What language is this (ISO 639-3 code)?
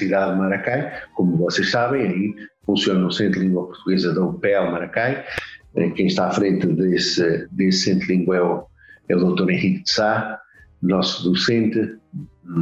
por